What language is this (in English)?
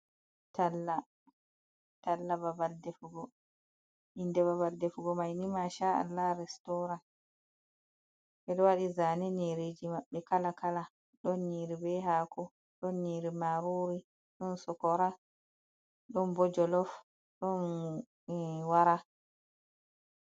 Fula